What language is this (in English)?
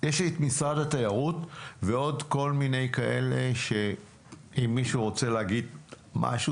Hebrew